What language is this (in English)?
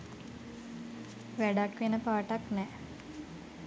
Sinhala